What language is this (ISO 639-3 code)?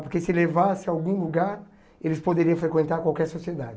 por